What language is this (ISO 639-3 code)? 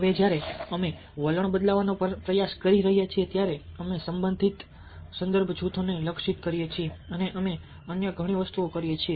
guj